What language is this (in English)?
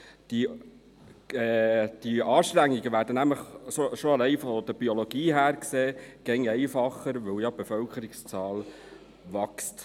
Swiss German